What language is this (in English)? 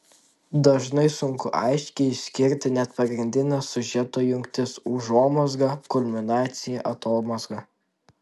Lithuanian